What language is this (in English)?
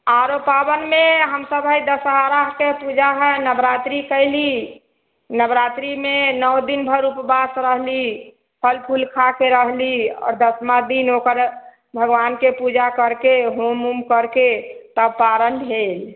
Maithili